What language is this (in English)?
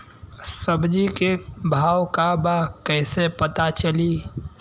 Bhojpuri